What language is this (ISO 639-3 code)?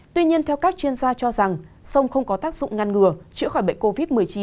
vie